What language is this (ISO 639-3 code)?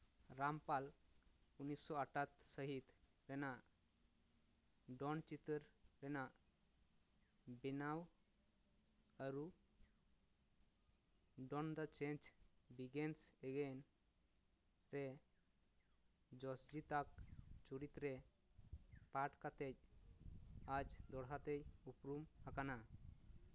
sat